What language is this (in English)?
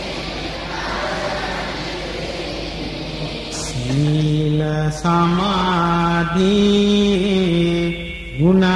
Indonesian